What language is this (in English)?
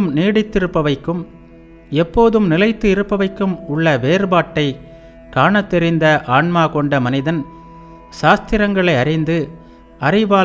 Tamil